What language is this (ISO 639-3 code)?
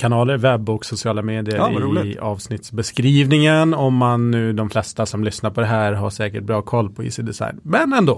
swe